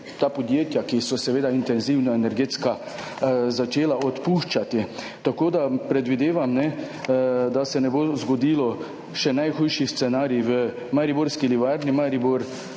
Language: Slovenian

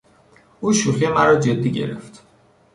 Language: Persian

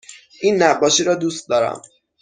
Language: Persian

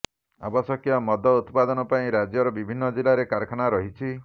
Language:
Odia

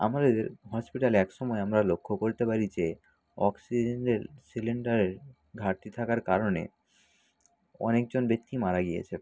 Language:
Bangla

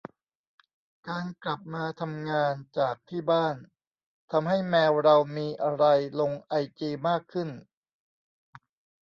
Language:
Thai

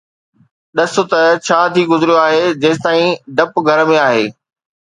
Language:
Sindhi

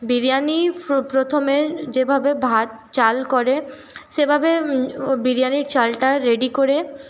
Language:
Bangla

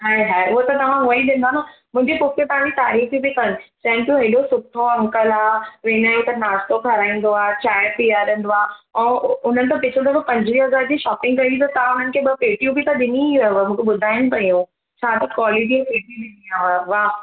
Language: Sindhi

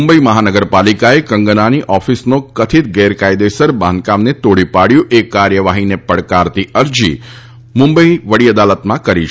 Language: Gujarati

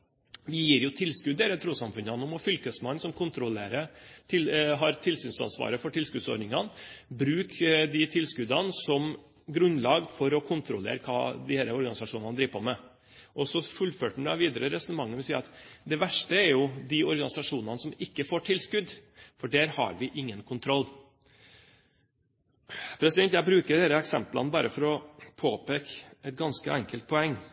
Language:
Norwegian Bokmål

